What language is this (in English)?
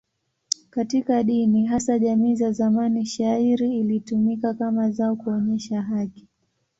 Swahili